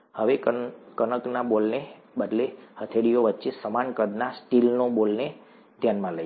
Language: Gujarati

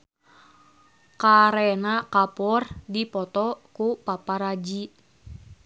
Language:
Sundanese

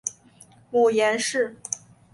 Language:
Chinese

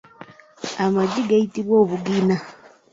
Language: Ganda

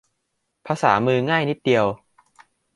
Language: Thai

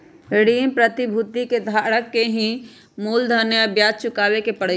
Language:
Magahi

